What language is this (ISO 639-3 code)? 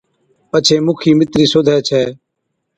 odk